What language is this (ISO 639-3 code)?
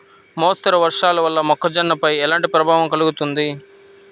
tel